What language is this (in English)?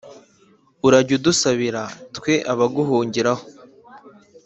Kinyarwanda